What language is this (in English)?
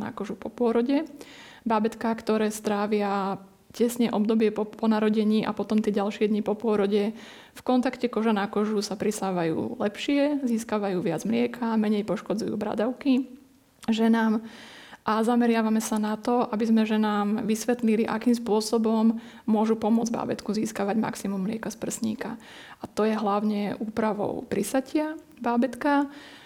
Slovak